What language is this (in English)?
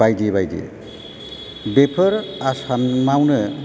Bodo